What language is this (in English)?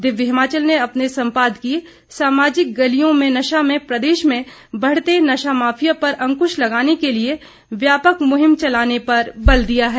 Hindi